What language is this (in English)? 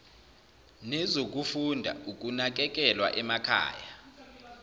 Zulu